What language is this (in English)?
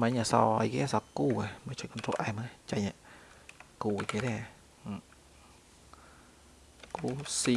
Vietnamese